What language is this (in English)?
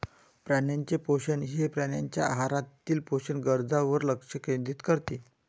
Marathi